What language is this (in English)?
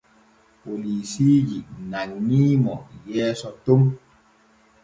Borgu Fulfulde